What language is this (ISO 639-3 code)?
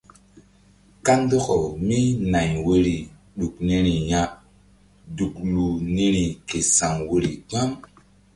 mdd